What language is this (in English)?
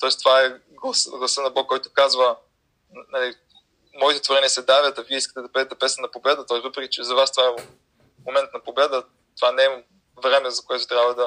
Bulgarian